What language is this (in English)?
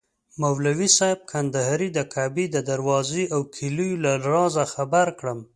Pashto